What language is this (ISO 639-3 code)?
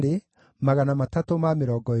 kik